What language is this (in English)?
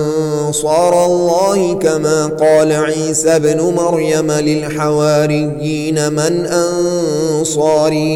Arabic